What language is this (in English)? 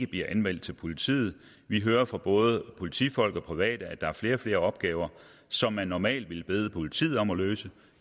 Danish